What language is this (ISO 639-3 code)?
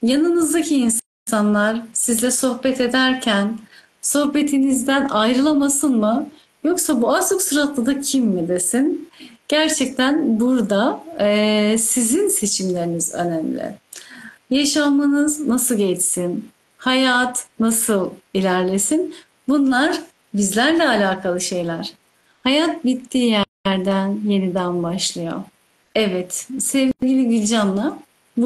tur